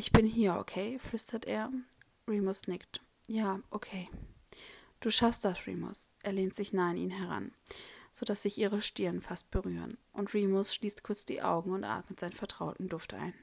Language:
German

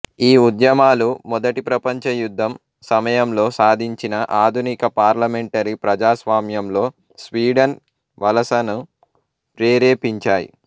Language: Telugu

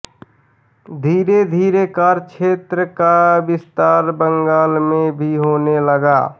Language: Hindi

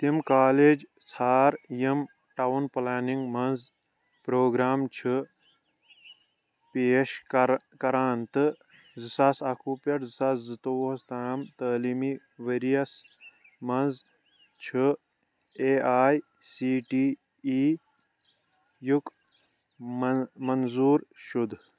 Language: Kashmiri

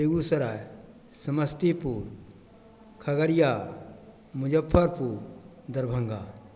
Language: Maithili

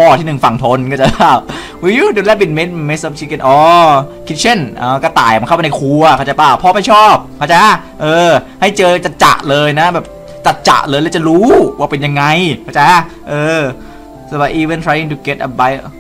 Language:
Thai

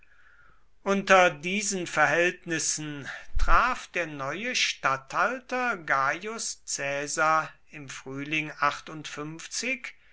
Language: German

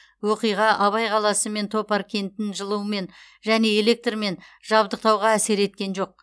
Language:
Kazakh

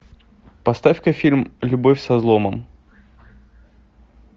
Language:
Russian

